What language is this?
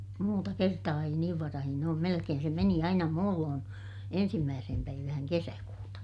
Finnish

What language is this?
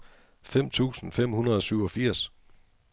Danish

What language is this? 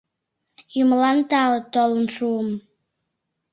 Mari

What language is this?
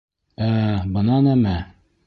Bashkir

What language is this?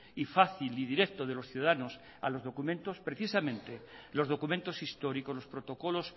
Spanish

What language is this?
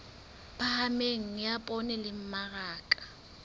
Southern Sotho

